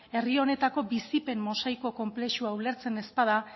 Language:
Basque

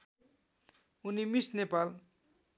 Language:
Nepali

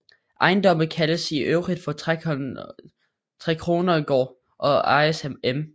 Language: Danish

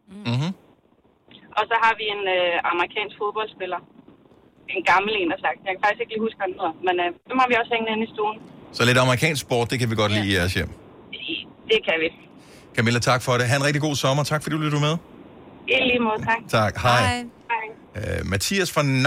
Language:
Danish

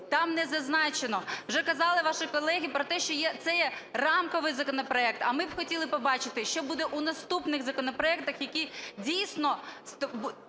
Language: Ukrainian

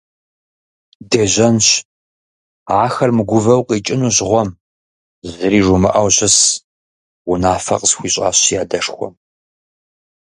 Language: Kabardian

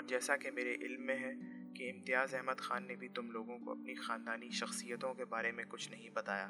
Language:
Urdu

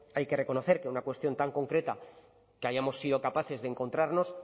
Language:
Spanish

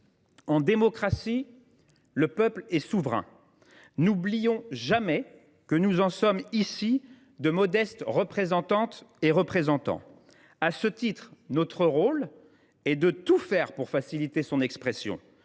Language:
French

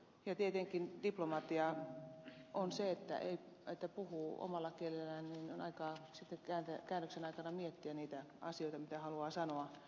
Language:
Finnish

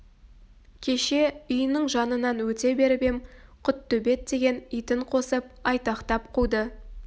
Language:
Kazakh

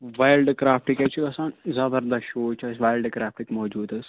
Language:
Kashmiri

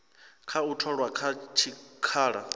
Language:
Venda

